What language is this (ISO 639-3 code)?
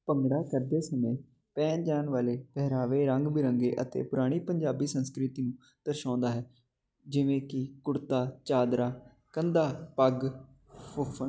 pan